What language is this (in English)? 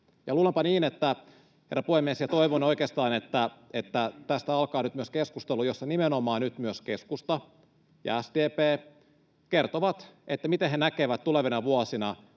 Finnish